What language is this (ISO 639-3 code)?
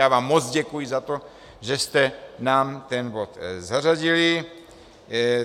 ces